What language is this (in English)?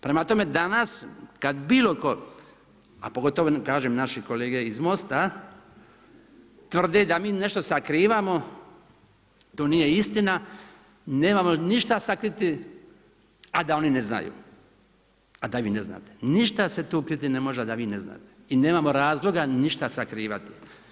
Croatian